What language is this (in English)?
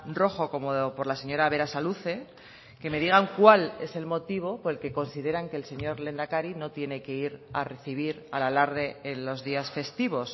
Spanish